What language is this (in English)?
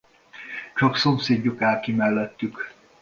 Hungarian